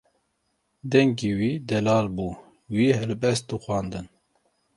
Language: Kurdish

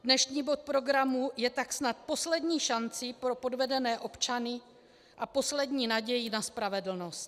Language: Czech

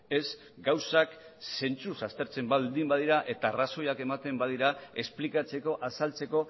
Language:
Basque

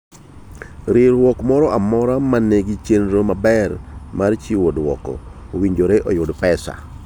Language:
Luo (Kenya and Tanzania)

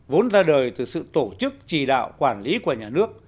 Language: Vietnamese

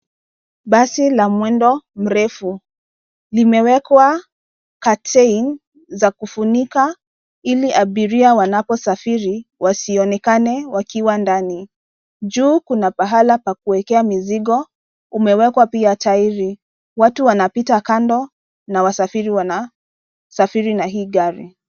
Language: Swahili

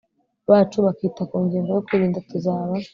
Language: Kinyarwanda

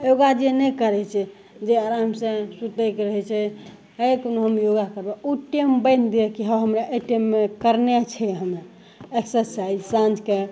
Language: Maithili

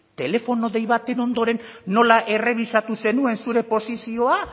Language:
Basque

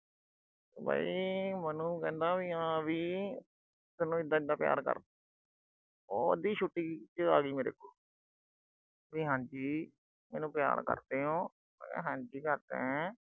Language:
Punjabi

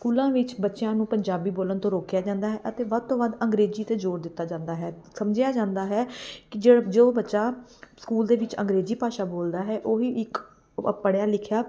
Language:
Punjabi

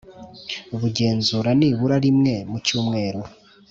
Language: Kinyarwanda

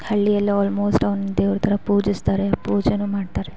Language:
Kannada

